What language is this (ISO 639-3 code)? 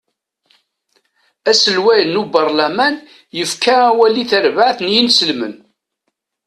kab